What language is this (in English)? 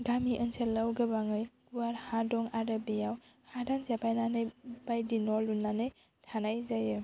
Bodo